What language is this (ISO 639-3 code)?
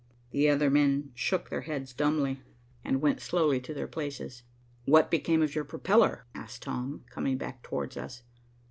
eng